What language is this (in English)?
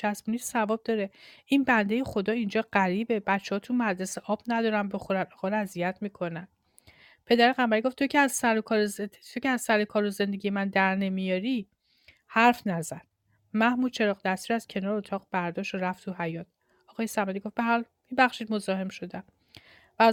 Persian